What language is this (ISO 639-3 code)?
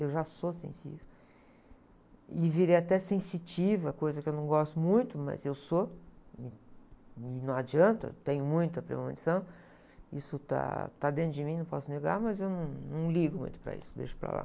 por